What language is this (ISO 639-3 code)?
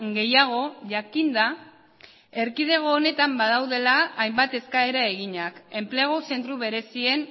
eus